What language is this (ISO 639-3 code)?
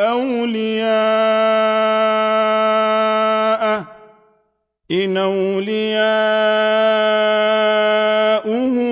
ara